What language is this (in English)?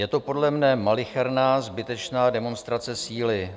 Czech